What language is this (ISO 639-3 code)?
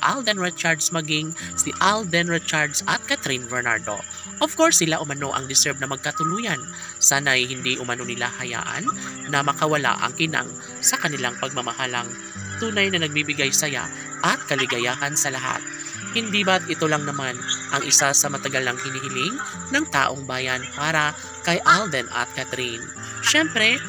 fil